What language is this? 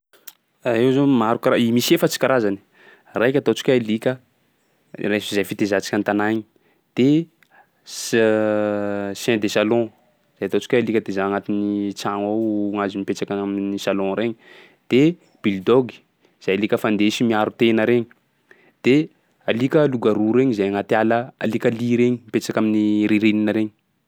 Sakalava Malagasy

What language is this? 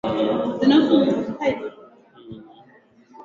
Swahili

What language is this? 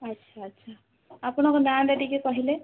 Odia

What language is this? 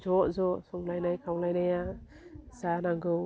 Bodo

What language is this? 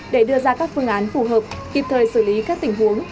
Vietnamese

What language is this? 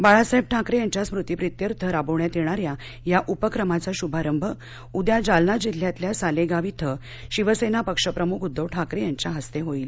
Marathi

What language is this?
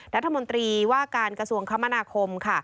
Thai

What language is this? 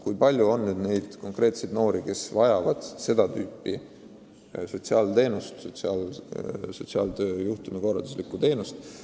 Estonian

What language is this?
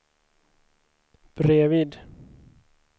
Swedish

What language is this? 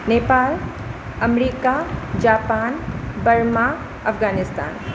Maithili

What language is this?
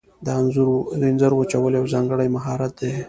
Pashto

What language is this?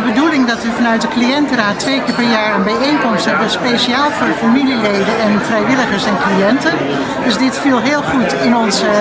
Dutch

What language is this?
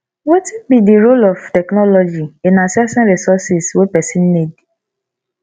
Nigerian Pidgin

